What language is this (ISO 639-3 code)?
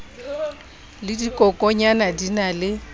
sot